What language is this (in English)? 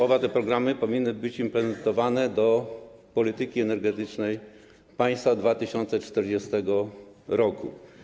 Polish